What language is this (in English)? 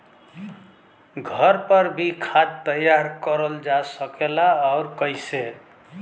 Bhojpuri